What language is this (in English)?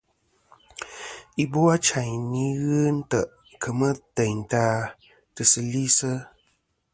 Kom